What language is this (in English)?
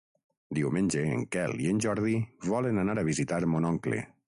Catalan